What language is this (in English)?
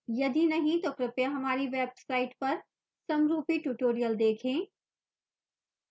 Hindi